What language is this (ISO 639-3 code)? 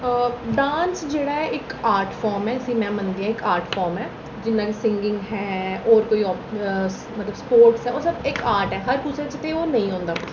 doi